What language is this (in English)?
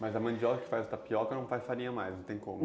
Portuguese